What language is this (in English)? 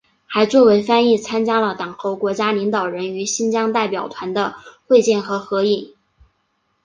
Chinese